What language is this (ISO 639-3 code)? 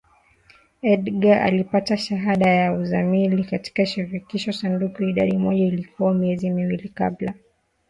swa